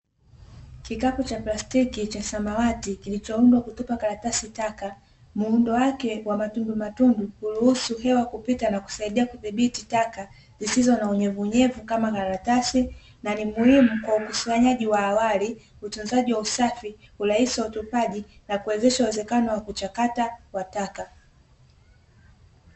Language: Swahili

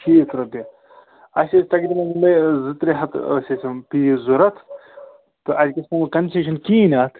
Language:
Kashmiri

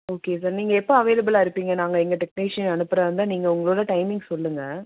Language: Tamil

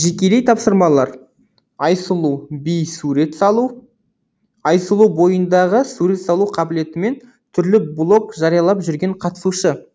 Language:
Kazakh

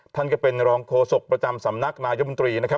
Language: Thai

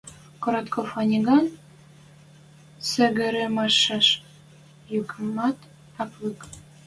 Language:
Western Mari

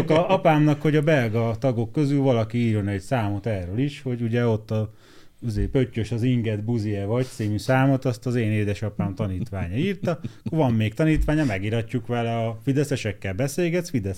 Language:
Hungarian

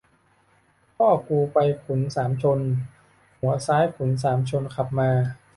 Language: Thai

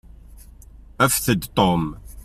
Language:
Kabyle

